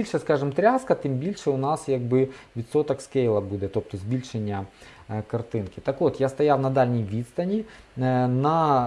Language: Ukrainian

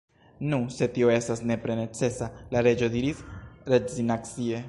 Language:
Esperanto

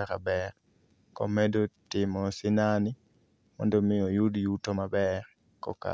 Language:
Luo (Kenya and Tanzania)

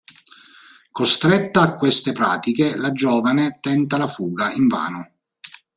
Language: Italian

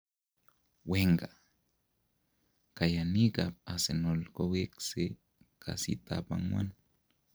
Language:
Kalenjin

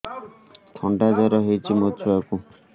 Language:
Odia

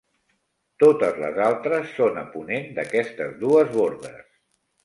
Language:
Catalan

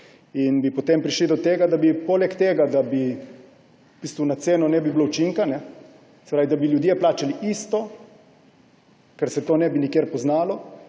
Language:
Slovenian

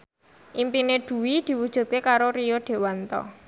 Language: Javanese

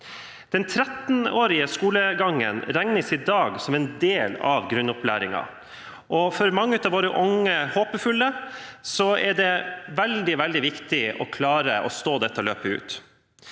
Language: Norwegian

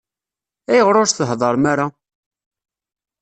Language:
Kabyle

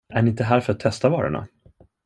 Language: Swedish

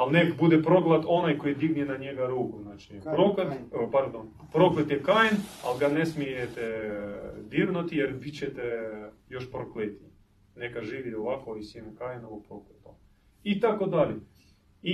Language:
Croatian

